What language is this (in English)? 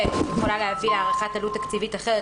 Hebrew